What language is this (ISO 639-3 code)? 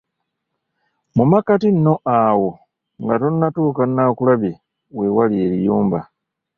lug